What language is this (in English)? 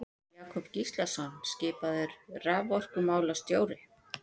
Icelandic